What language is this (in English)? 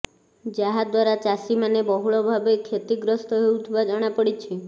Odia